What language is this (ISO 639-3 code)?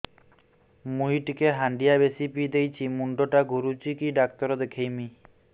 ori